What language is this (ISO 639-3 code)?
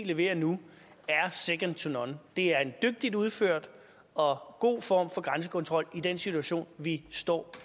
dan